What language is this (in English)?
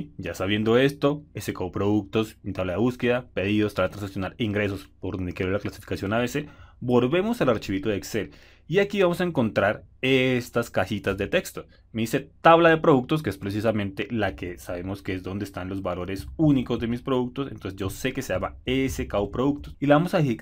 Spanish